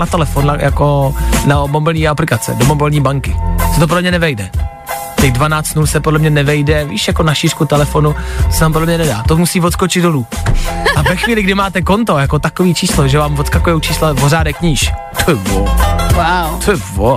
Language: Czech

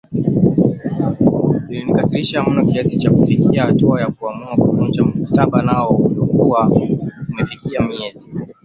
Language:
Swahili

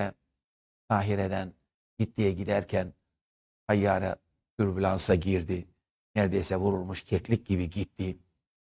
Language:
Turkish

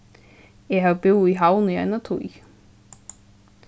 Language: Faroese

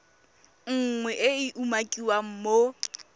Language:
Tswana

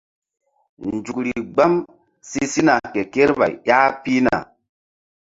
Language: Mbum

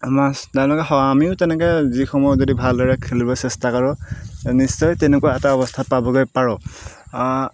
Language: Assamese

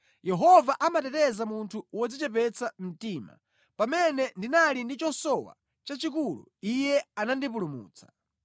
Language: Nyanja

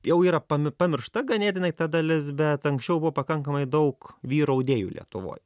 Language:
Lithuanian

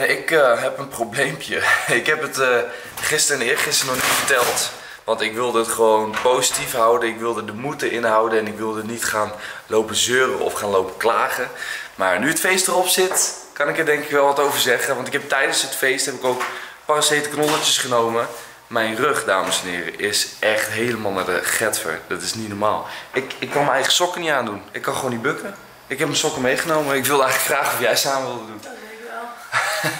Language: Dutch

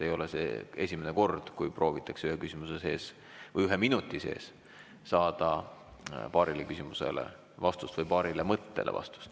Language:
Estonian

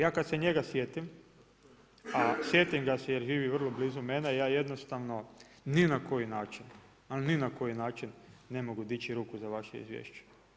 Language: Croatian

